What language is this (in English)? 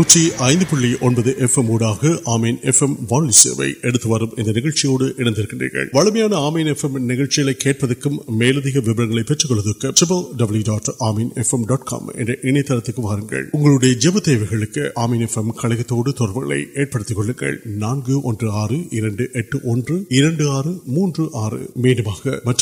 Urdu